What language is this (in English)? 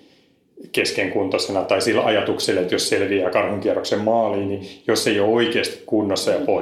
Finnish